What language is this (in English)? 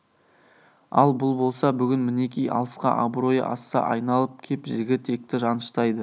Kazakh